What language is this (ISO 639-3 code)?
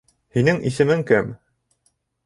bak